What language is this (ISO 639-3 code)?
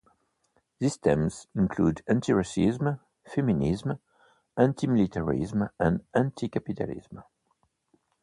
eng